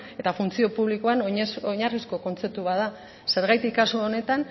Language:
Basque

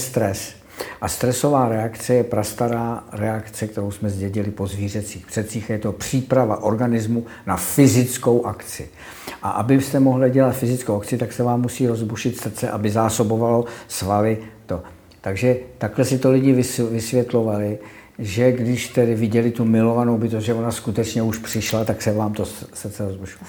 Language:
Czech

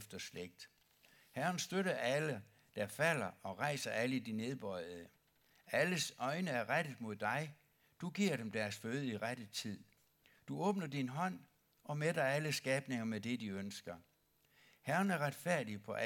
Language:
Danish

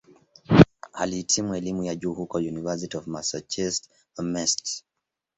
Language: Swahili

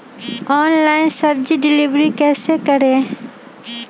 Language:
Magahi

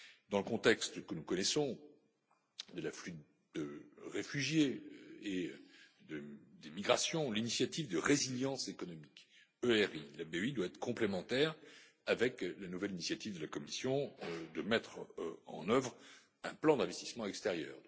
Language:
French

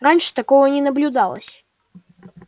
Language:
Russian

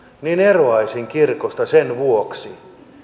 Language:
Finnish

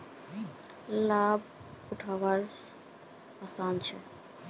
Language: Magahi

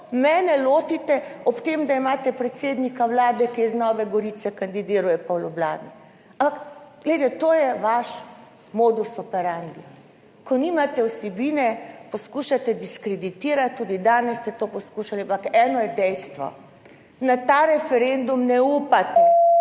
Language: Slovenian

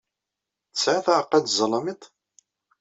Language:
Kabyle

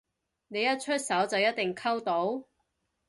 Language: Cantonese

